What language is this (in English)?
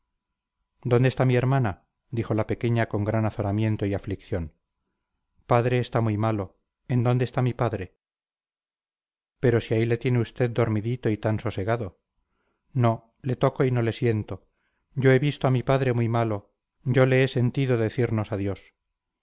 Spanish